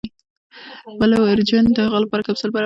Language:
Pashto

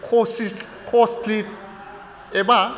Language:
Bodo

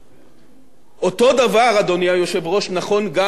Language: Hebrew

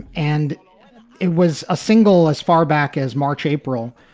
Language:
English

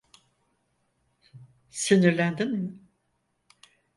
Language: Turkish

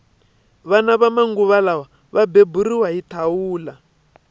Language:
Tsonga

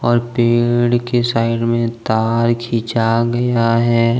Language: Hindi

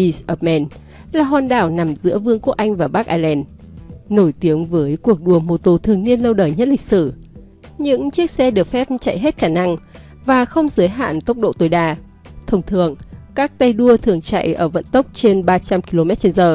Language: Vietnamese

